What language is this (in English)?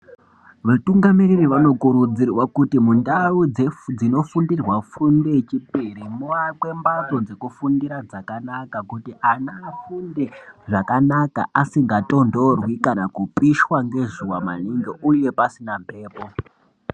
Ndau